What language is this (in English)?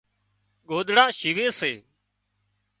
Wadiyara Koli